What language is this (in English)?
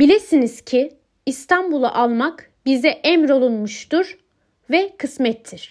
Turkish